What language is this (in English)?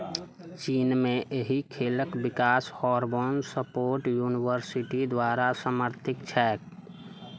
Maithili